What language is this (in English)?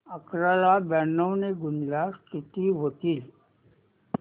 Marathi